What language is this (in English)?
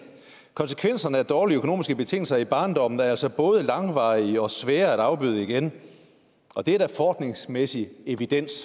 Danish